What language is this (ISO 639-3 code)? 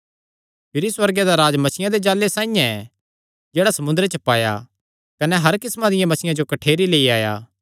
xnr